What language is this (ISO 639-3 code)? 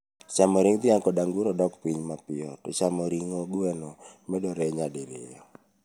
luo